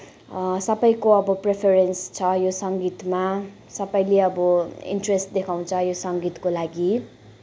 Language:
Nepali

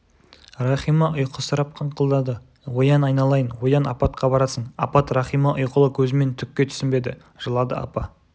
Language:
Kazakh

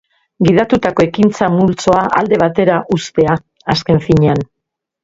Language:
Basque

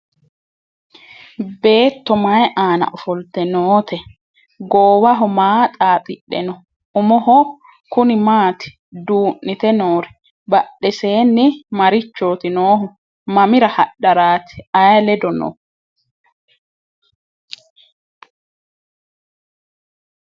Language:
Sidamo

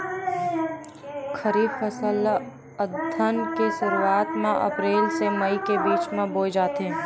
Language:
Chhattisgarhi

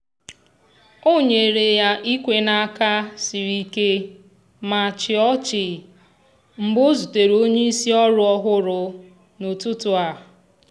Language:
Igbo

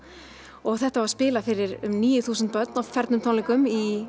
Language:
Icelandic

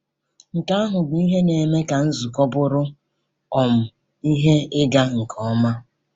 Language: Igbo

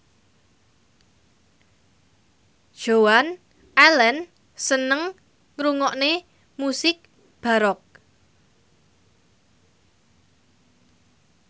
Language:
Javanese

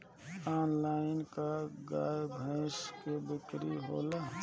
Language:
Bhojpuri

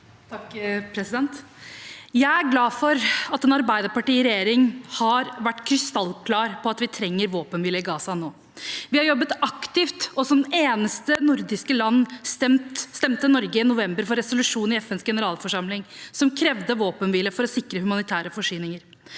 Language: Norwegian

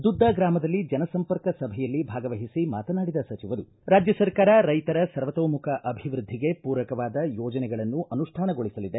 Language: Kannada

